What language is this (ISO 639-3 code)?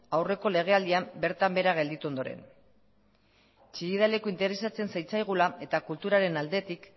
eus